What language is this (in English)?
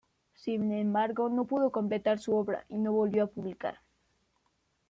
Spanish